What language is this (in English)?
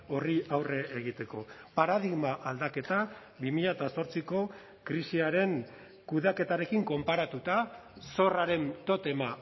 Basque